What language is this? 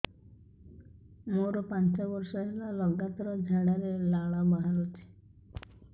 Odia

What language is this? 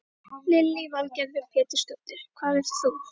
Icelandic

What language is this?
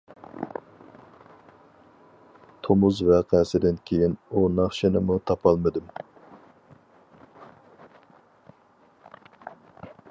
Uyghur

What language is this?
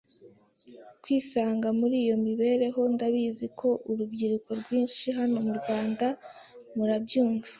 Kinyarwanda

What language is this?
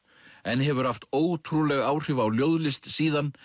Icelandic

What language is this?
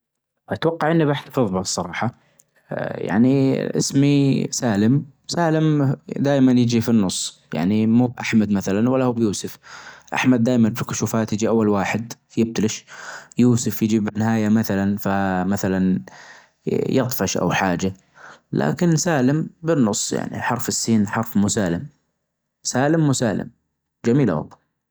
Najdi Arabic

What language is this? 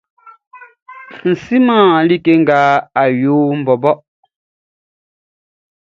Baoulé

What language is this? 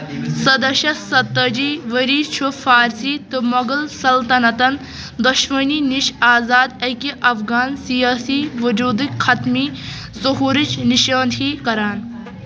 Kashmiri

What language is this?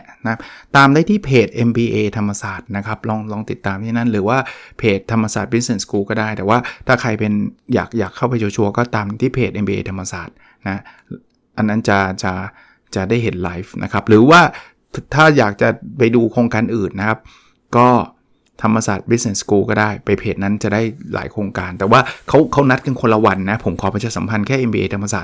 Thai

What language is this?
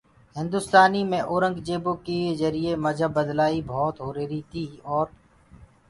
Gurgula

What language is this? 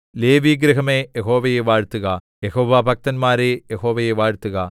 Malayalam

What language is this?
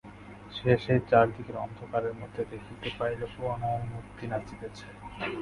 Bangla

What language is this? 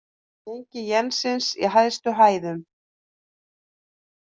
Icelandic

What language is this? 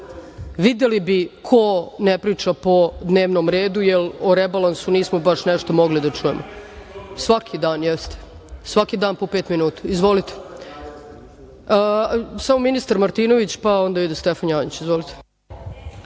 Serbian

